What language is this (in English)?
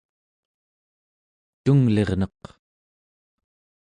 Central Yupik